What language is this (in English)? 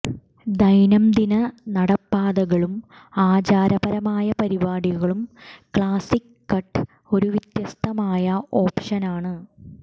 Malayalam